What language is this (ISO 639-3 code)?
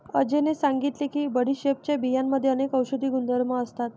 mar